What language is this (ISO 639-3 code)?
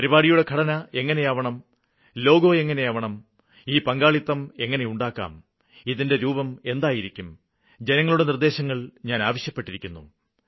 mal